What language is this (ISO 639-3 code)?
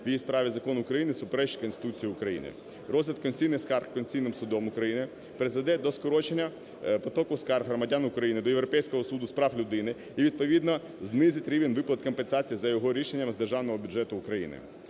ukr